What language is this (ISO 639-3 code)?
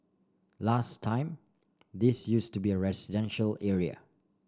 eng